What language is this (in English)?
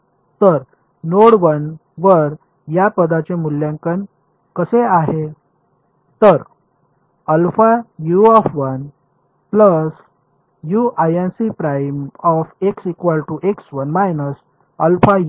Marathi